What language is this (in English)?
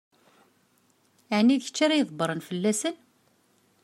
Kabyle